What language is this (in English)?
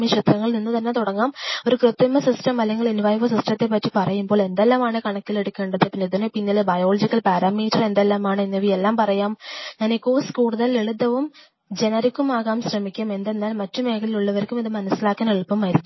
Malayalam